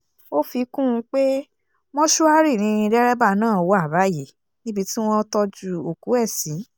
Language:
Yoruba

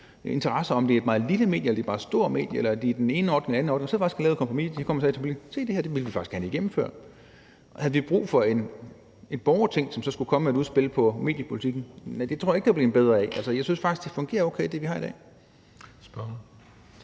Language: Danish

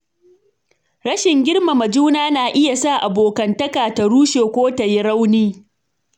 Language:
Hausa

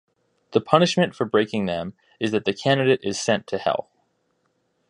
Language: English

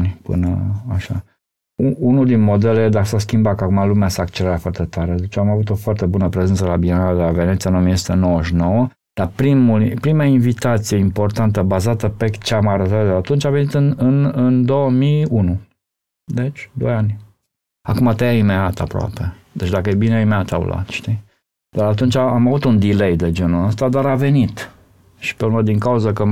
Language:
Romanian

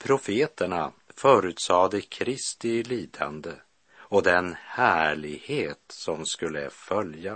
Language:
Swedish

